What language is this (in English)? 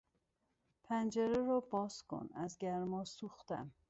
Persian